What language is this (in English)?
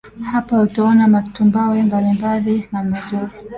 Swahili